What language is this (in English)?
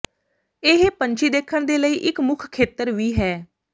Punjabi